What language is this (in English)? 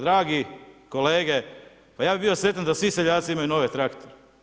Croatian